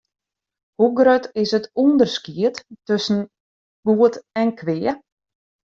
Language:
Western Frisian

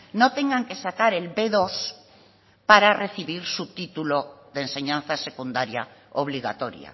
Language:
Spanish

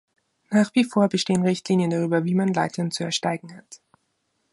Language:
German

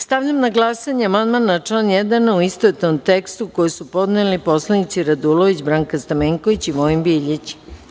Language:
Serbian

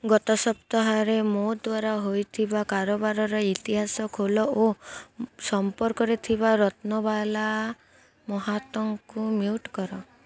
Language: Odia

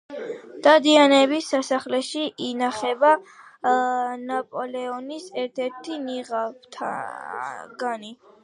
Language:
Georgian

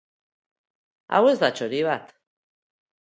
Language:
Basque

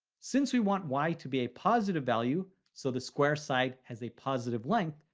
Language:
English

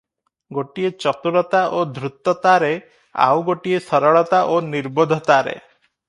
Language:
Odia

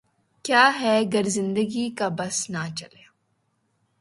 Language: Urdu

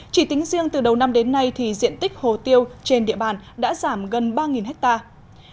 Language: Vietnamese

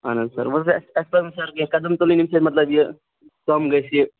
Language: Kashmiri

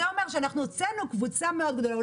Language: Hebrew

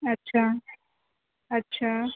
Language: Urdu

